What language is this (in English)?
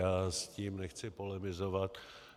Czech